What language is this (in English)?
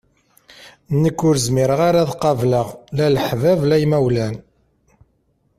Kabyle